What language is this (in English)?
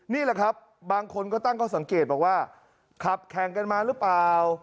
Thai